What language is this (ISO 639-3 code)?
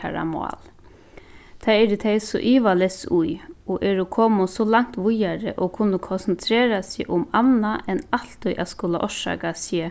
fao